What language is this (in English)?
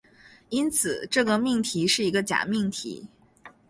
Chinese